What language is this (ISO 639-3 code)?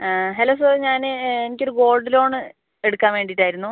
mal